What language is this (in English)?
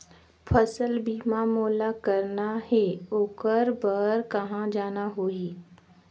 Chhattisgarhi